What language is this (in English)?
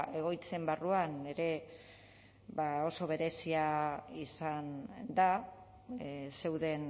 Basque